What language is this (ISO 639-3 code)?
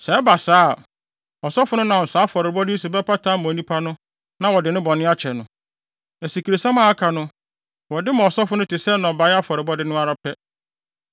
aka